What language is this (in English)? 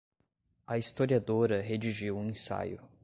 Portuguese